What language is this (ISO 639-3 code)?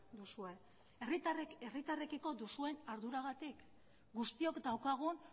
eus